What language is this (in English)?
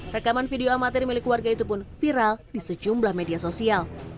Indonesian